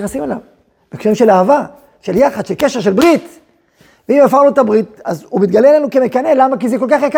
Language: Hebrew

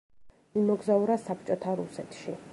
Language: Georgian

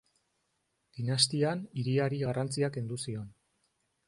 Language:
Basque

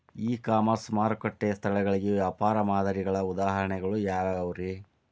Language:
Kannada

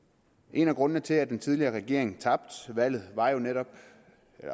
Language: Danish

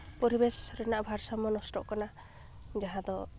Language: Santali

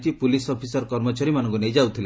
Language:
Odia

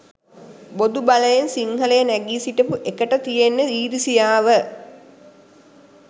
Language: Sinhala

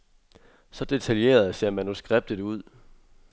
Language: Danish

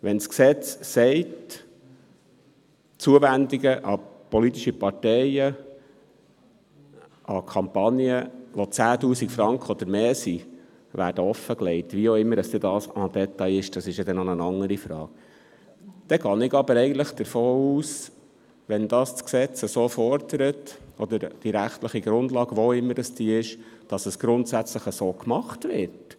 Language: Swiss German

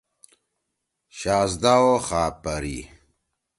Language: Torwali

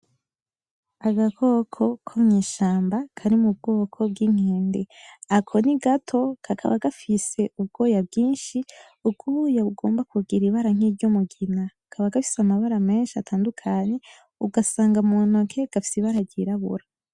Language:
Rundi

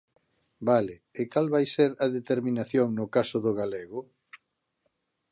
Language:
Galician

